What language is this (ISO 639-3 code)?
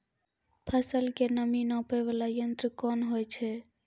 mai